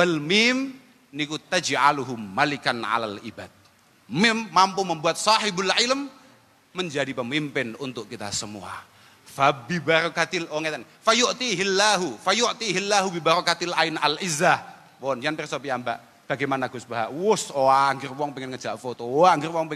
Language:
Indonesian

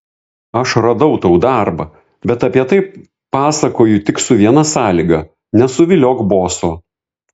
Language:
Lithuanian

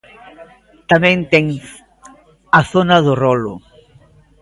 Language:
Galician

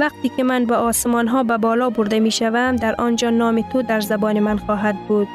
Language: Persian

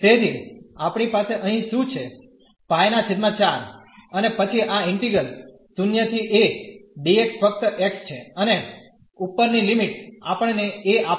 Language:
Gujarati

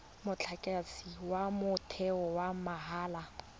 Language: Tswana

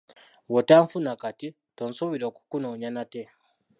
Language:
Ganda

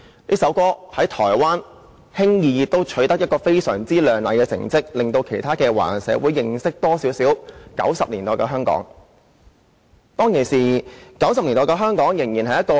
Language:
Cantonese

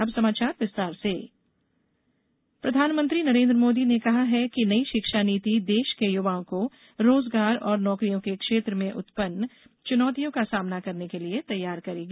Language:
Hindi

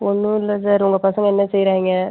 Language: Tamil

